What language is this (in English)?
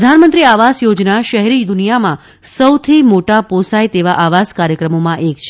Gujarati